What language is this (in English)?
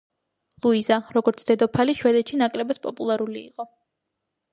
Georgian